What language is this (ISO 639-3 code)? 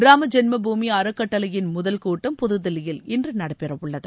tam